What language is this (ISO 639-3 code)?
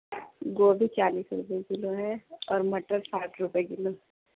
urd